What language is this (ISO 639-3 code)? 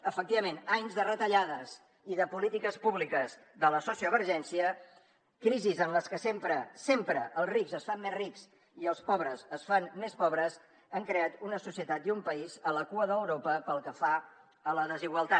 cat